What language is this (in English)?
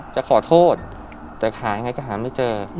Thai